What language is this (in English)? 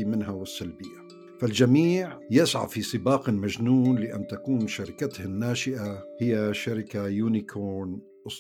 Arabic